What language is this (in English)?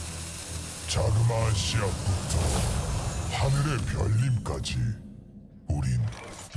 Korean